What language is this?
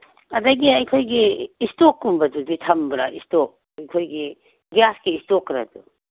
Manipuri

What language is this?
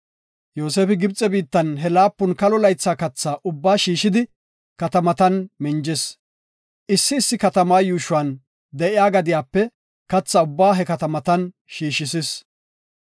Gofa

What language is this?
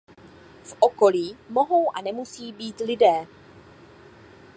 Czech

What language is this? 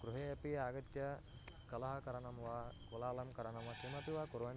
Sanskrit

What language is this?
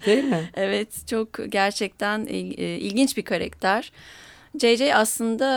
Turkish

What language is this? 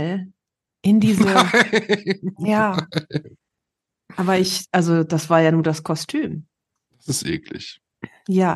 German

